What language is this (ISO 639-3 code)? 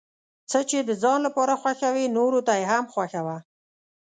pus